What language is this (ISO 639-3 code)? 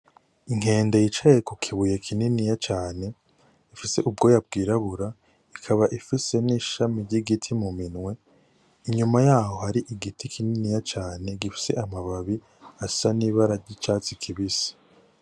run